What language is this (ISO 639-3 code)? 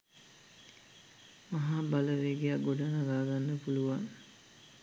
sin